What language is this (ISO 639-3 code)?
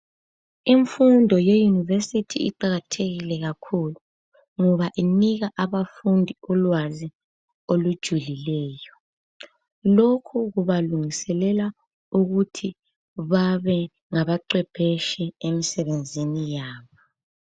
nde